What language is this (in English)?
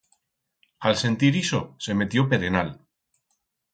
Aragonese